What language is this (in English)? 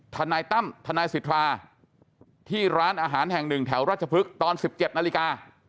Thai